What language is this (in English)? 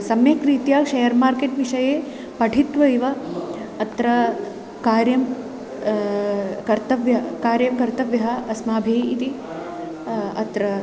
Sanskrit